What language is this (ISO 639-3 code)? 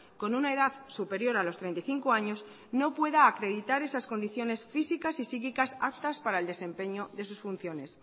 spa